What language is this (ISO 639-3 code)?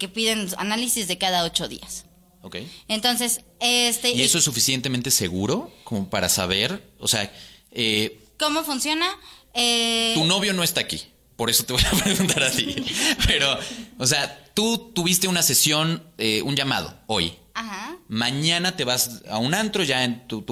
spa